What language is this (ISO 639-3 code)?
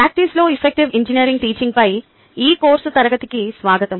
tel